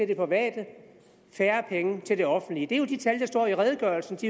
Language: Danish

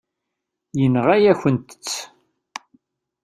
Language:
Kabyle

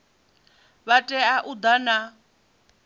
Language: Venda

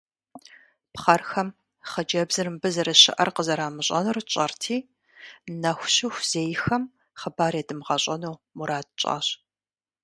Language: Kabardian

